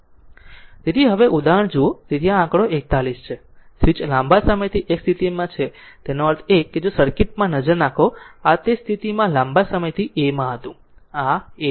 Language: Gujarati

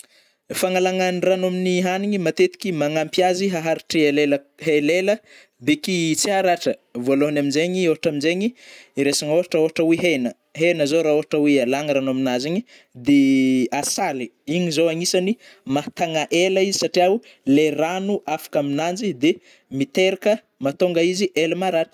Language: Northern Betsimisaraka Malagasy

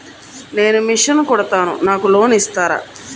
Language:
Telugu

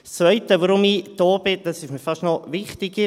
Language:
Swiss German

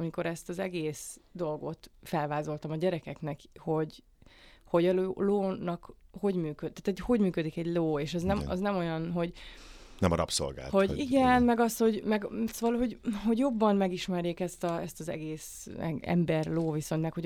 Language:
Hungarian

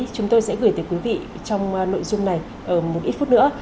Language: Vietnamese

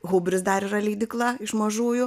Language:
Lithuanian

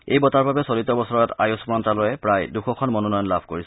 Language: Assamese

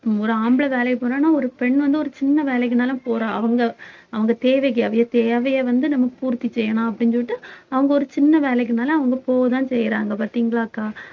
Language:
Tamil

